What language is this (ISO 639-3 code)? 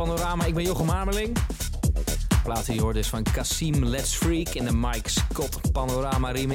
nld